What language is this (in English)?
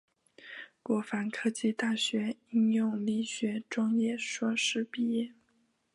Chinese